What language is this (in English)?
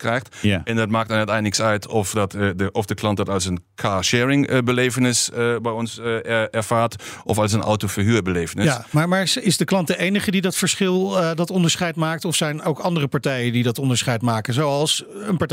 Dutch